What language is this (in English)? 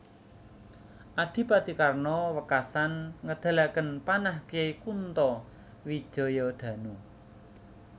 Javanese